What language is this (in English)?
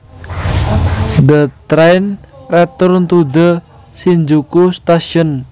Javanese